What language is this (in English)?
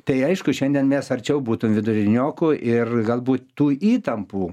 Lithuanian